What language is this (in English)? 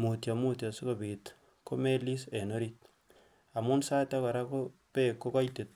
Kalenjin